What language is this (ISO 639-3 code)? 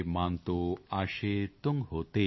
pan